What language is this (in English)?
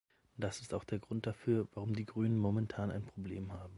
German